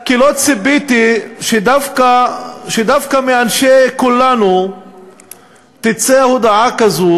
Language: Hebrew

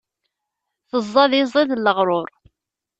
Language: Kabyle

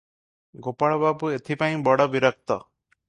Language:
Odia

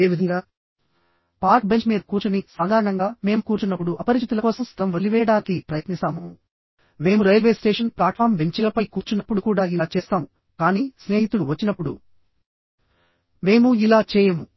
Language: Telugu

